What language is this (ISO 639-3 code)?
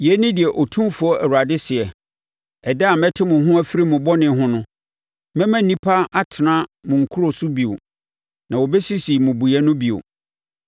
aka